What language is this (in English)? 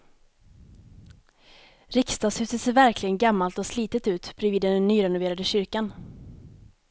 Swedish